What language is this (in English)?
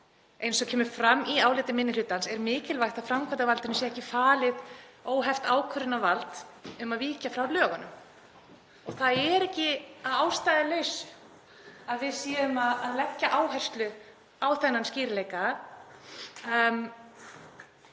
Icelandic